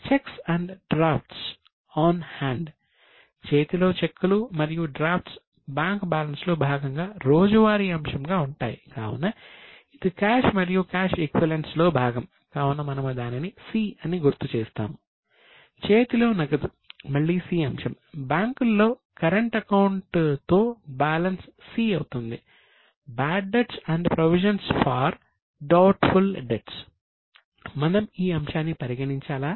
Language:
Telugu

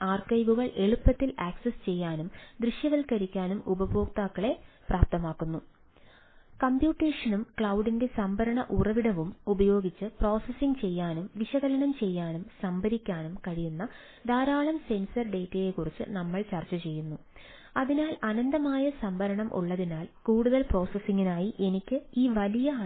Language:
Malayalam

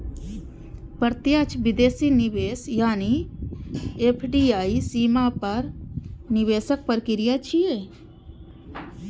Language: Maithili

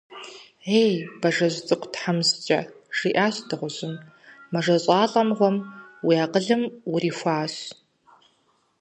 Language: Kabardian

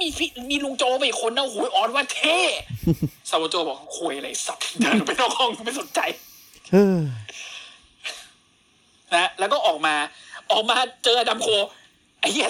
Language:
Thai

